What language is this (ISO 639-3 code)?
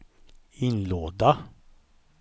swe